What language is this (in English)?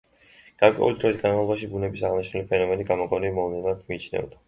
Georgian